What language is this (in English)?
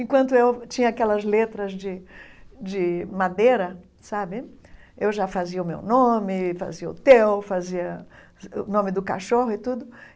Portuguese